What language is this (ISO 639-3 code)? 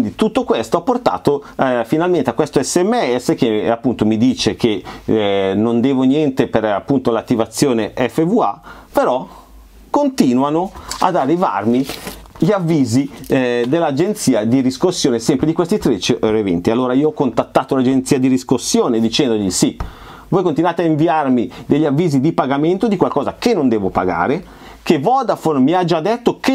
ita